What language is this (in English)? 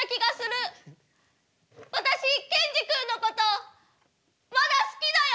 Japanese